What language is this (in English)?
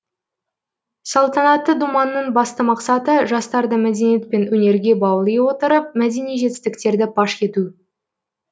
Kazakh